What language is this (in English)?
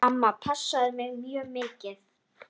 Icelandic